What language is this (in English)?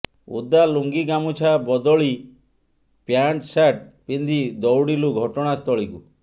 Odia